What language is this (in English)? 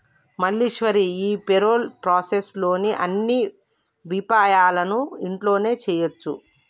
Telugu